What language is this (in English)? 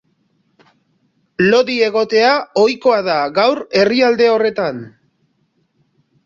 Basque